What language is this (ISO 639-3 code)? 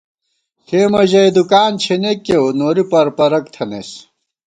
gwt